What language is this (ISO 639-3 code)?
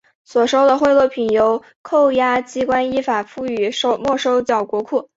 zho